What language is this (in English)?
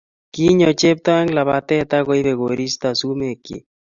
Kalenjin